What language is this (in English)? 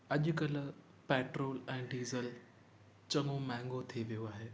Sindhi